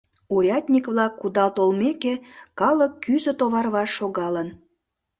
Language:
Mari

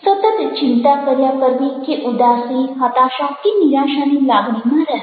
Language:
Gujarati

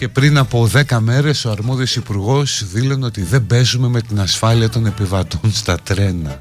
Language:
Greek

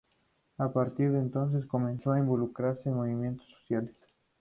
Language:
Spanish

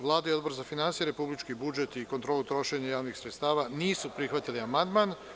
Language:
Serbian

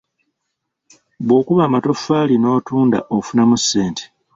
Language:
Ganda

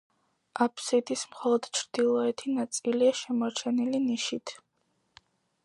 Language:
Georgian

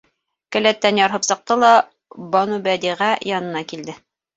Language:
Bashkir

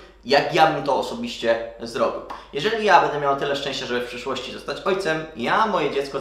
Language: Polish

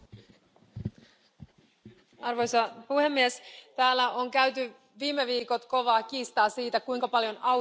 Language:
Finnish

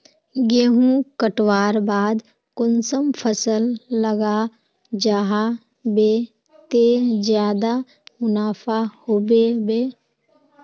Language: Magahi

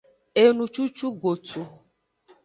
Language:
Aja (Benin)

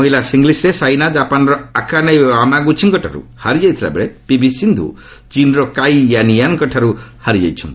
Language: Odia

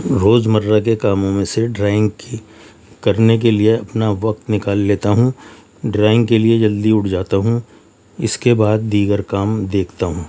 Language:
Urdu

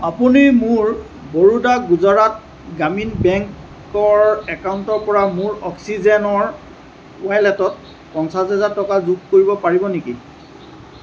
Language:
Assamese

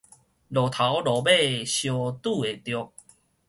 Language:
Min Nan Chinese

